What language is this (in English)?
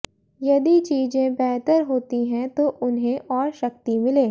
Hindi